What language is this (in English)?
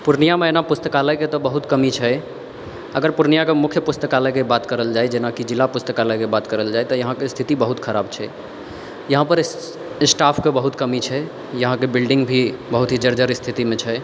Maithili